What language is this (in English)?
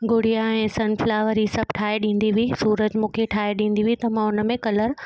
Sindhi